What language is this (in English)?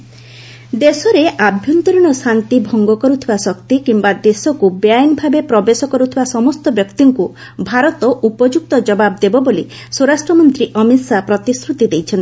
Odia